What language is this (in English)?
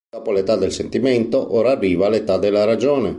Italian